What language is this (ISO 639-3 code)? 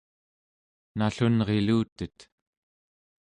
esu